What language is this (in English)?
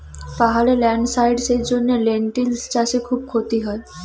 Bangla